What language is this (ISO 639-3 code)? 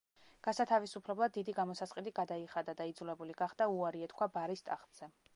kat